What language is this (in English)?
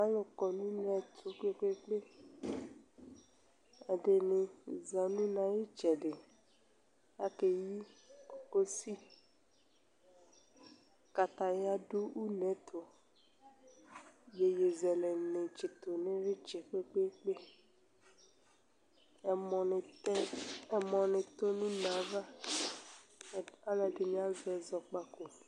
Ikposo